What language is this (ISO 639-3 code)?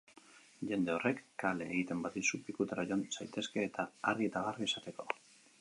eus